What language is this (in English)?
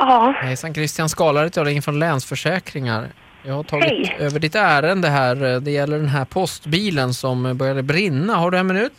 Swedish